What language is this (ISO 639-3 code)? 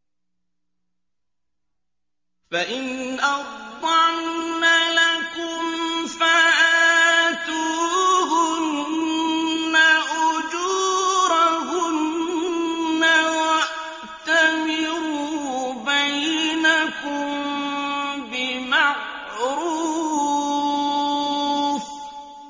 ara